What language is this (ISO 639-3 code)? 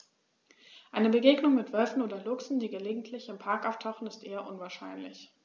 deu